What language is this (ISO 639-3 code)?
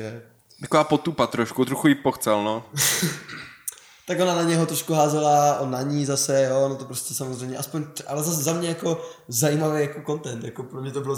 ces